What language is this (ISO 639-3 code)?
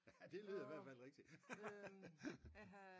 dan